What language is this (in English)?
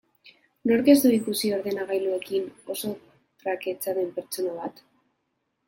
Basque